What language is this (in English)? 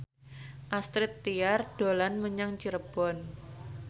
Javanese